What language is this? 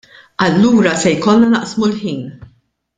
Maltese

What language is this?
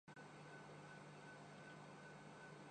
Urdu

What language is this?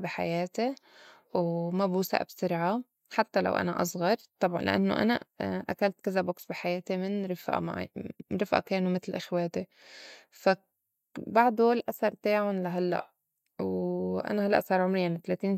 North Levantine Arabic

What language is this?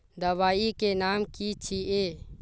Magahi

